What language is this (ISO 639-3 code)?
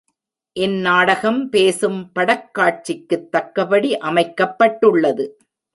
tam